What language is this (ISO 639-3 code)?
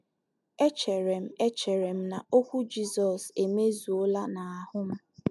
ibo